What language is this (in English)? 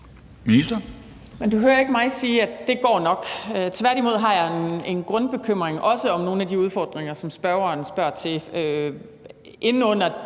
Danish